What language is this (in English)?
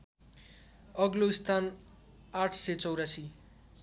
Nepali